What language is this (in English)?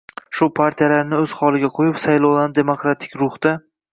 Uzbek